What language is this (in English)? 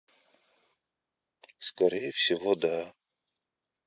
Russian